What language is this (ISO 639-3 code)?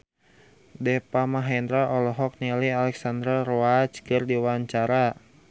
sun